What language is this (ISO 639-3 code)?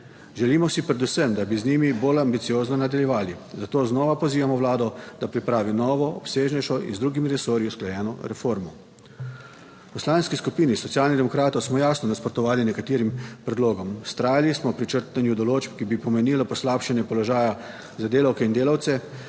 slv